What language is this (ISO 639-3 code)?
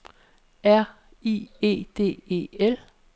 dan